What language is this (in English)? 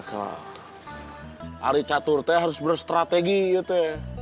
Indonesian